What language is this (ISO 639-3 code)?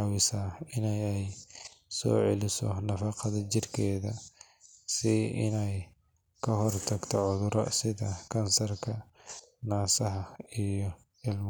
som